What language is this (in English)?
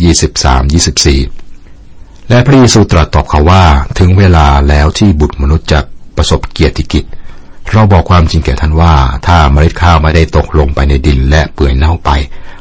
Thai